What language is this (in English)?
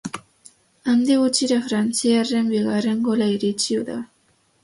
Basque